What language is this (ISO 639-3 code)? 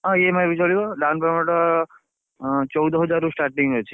ori